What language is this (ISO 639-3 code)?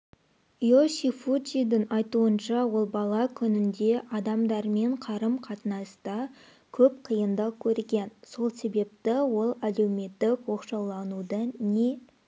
kaz